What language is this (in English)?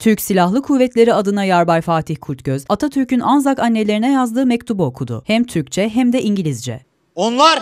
Turkish